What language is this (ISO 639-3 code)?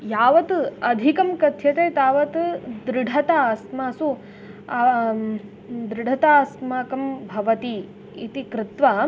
san